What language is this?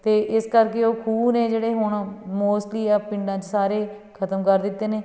Punjabi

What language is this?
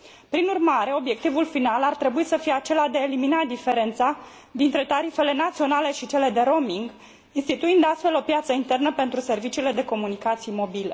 Romanian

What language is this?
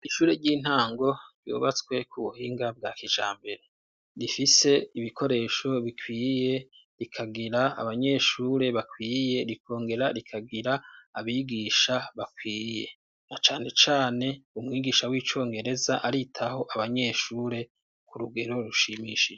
Rundi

